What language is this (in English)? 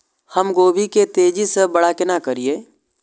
Maithili